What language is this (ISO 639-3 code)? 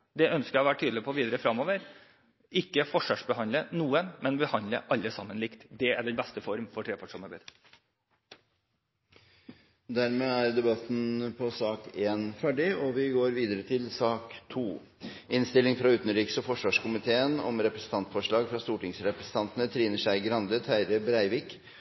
nor